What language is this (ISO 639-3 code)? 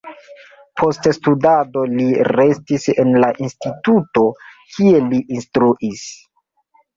epo